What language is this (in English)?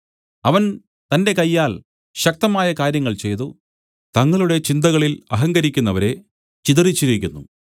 Malayalam